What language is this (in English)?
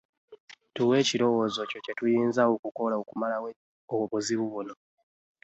Ganda